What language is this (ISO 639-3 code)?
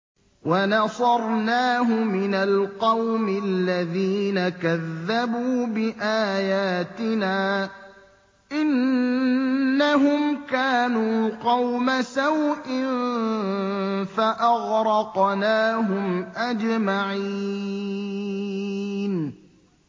ara